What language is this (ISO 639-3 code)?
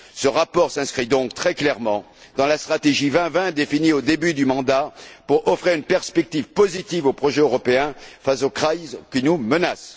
fra